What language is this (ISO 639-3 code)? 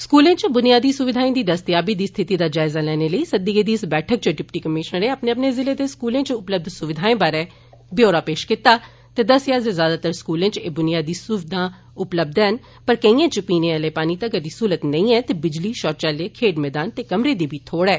doi